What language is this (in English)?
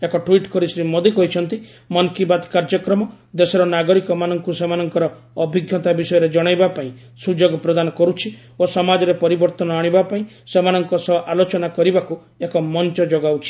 Odia